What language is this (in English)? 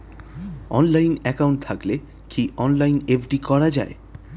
Bangla